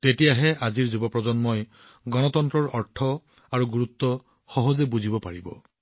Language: Assamese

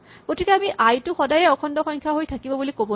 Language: Assamese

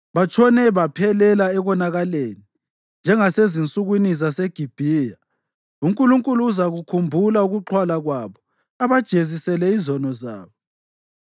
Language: North Ndebele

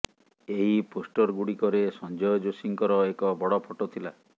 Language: Odia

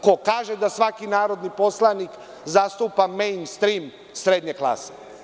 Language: Serbian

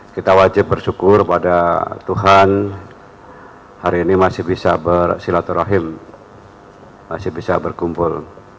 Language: Indonesian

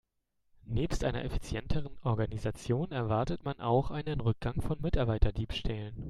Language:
German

